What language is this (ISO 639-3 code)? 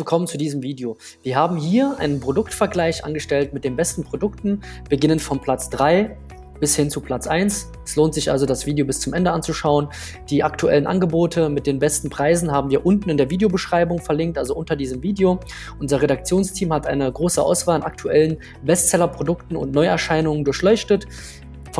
deu